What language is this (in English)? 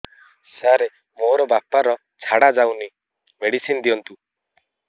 Odia